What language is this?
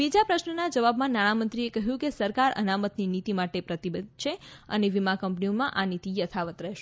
Gujarati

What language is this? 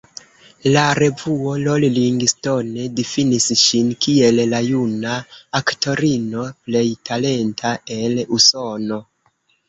Esperanto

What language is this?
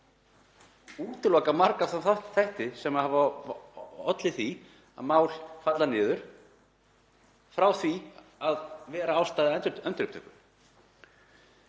Icelandic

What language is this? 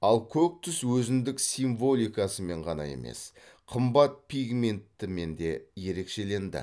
Kazakh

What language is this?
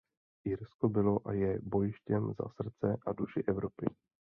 Czech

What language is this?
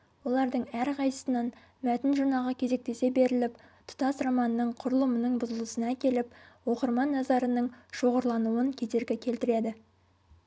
Kazakh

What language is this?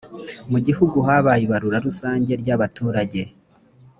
Kinyarwanda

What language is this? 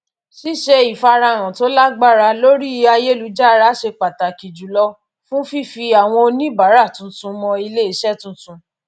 Yoruba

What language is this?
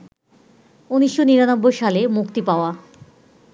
Bangla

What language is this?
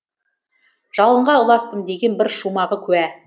Kazakh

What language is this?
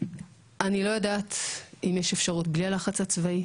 Hebrew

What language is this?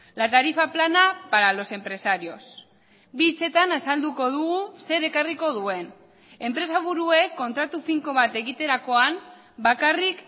Basque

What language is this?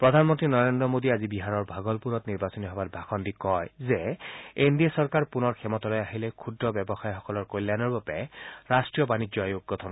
Assamese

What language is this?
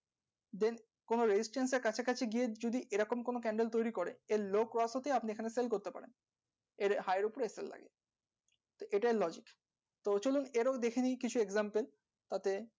Bangla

